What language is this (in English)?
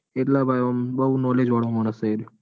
Gujarati